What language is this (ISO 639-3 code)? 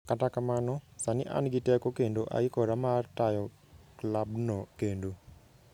luo